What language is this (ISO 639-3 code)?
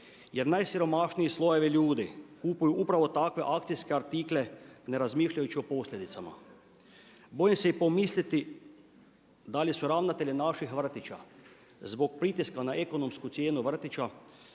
hrv